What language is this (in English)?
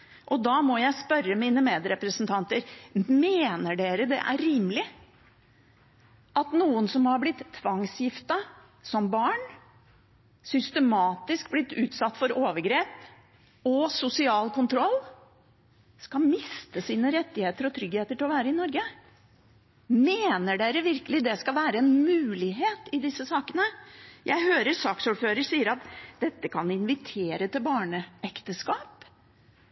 Norwegian Bokmål